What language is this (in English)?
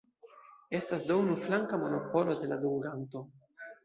Esperanto